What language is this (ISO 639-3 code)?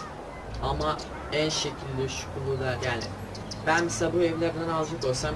tur